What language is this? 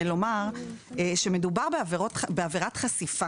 Hebrew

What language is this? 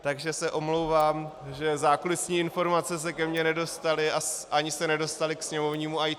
Czech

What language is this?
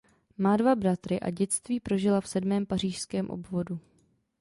Czech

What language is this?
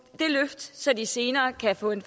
Danish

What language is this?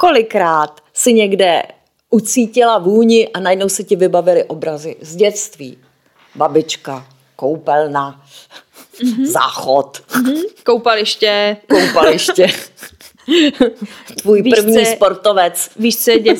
Czech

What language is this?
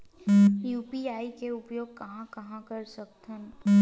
Chhattisgarhi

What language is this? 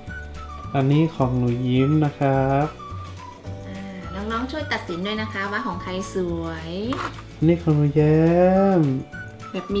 Thai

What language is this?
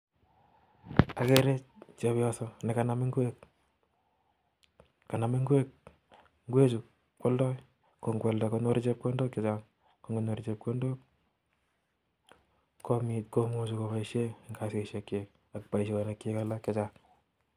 Kalenjin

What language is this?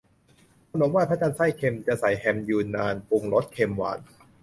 Thai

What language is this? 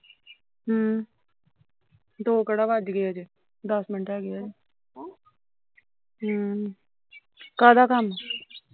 Punjabi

